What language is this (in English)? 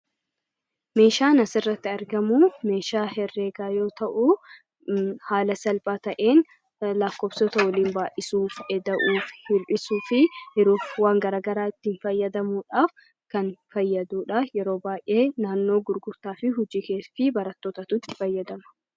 Oromo